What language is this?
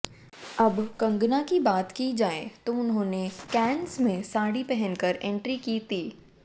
Hindi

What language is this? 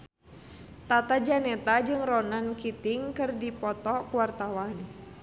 Sundanese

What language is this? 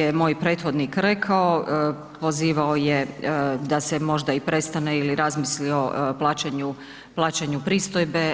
Croatian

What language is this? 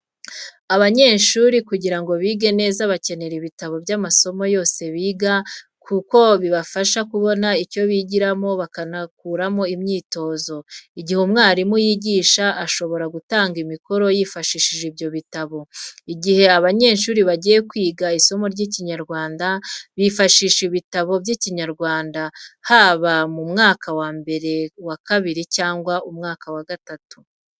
Kinyarwanda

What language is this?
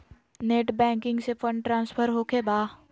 Magahi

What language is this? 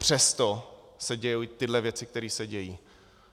Czech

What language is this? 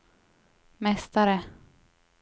Swedish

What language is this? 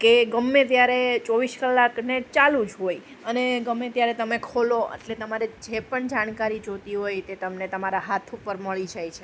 Gujarati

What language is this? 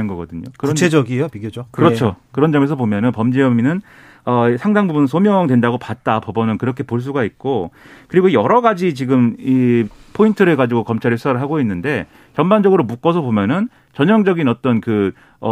Korean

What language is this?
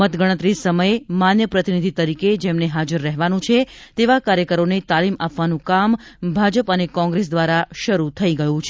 Gujarati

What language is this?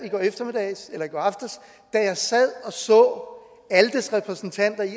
Danish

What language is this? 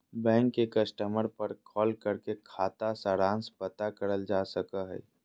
Magahi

